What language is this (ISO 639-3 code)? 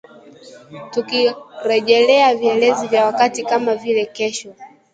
swa